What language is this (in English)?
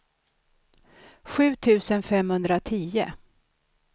Swedish